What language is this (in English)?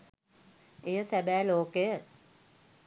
Sinhala